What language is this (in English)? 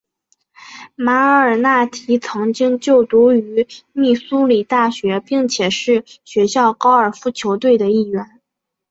Chinese